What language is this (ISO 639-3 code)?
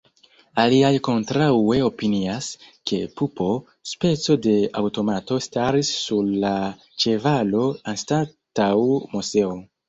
epo